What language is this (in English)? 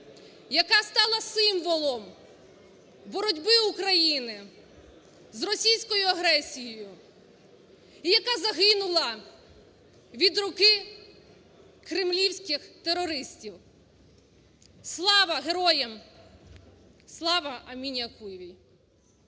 Ukrainian